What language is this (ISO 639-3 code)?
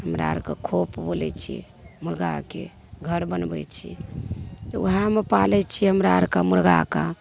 mai